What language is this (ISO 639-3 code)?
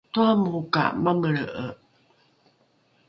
dru